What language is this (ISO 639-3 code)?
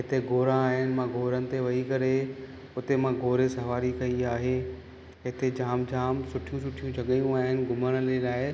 snd